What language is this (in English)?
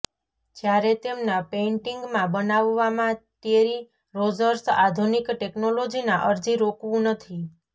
Gujarati